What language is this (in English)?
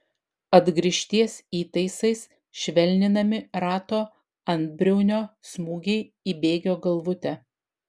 Lithuanian